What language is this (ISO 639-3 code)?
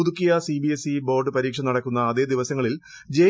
mal